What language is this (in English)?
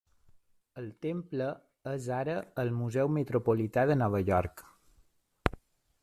Catalan